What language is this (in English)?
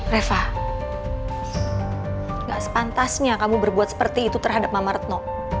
Indonesian